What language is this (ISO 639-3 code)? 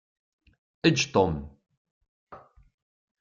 kab